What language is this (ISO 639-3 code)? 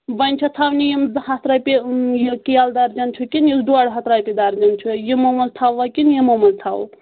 kas